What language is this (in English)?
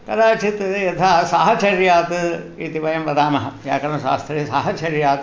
Sanskrit